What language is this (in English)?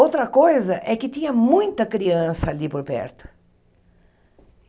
Portuguese